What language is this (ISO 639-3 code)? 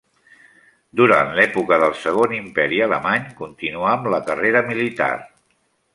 cat